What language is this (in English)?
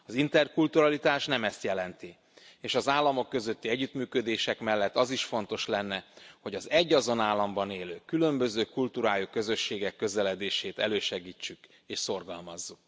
Hungarian